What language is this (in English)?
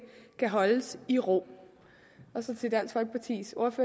Danish